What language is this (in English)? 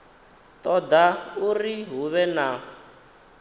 Venda